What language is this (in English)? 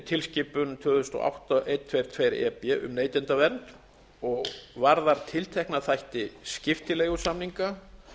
Icelandic